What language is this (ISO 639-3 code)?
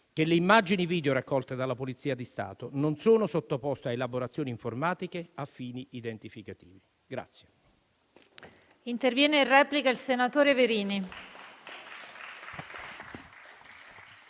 ita